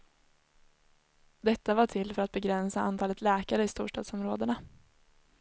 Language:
Swedish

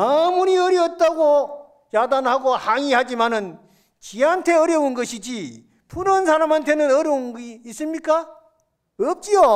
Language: Korean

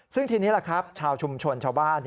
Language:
Thai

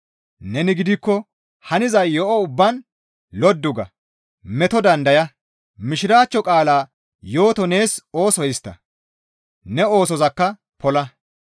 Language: Gamo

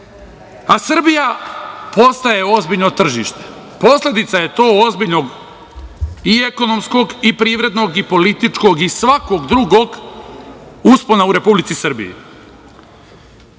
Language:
Serbian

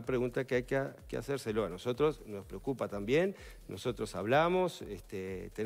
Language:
Spanish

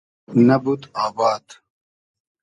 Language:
Hazaragi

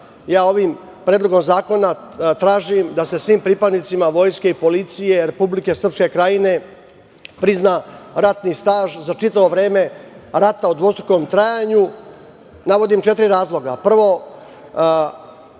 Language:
Serbian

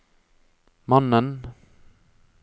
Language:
Norwegian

